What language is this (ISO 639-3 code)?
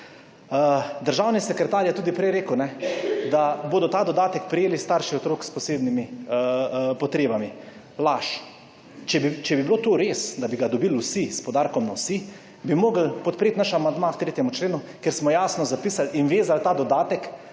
slv